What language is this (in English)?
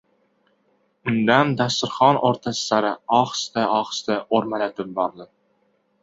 Uzbek